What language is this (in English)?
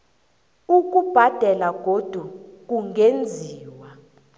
South Ndebele